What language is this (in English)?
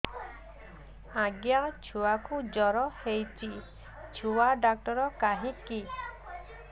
Odia